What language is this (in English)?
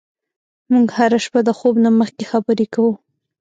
Pashto